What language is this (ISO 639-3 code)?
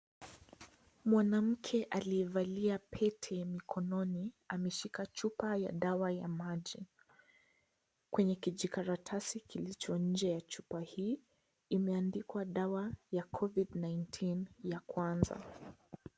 swa